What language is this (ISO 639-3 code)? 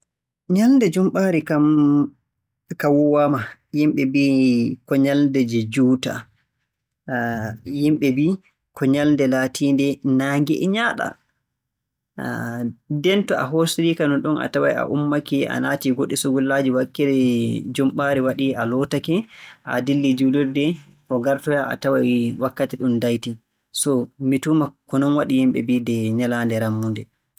fue